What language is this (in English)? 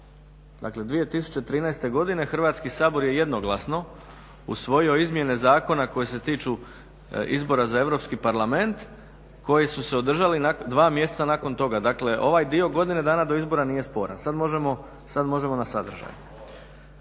Croatian